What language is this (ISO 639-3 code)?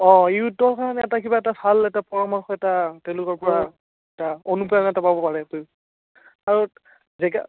asm